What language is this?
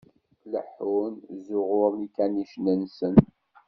Kabyle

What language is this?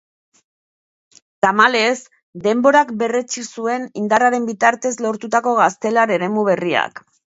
Basque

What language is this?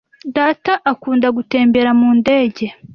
Kinyarwanda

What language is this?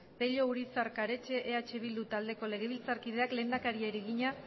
Basque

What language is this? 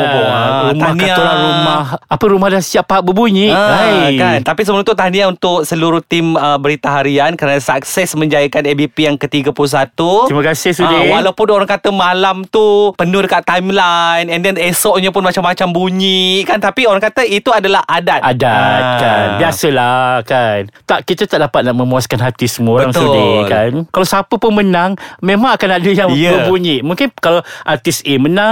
Malay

